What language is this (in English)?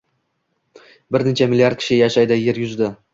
Uzbek